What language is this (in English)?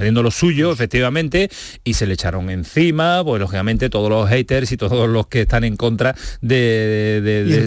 Spanish